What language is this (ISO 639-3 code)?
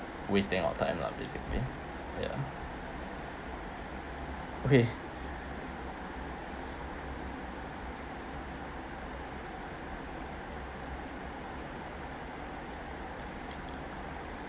eng